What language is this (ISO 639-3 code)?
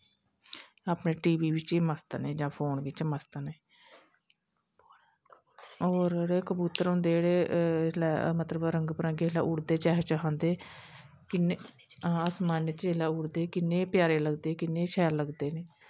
doi